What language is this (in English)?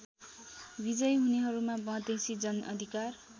Nepali